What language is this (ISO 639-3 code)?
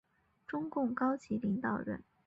zho